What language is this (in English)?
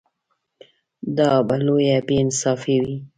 Pashto